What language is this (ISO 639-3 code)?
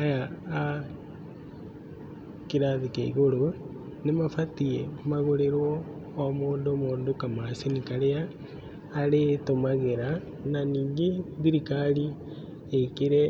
kik